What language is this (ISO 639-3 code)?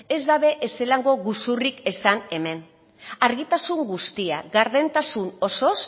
eus